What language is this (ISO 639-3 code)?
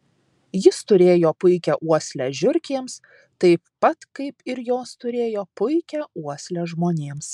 lit